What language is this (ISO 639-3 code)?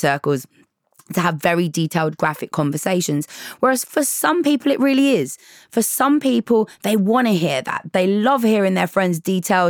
eng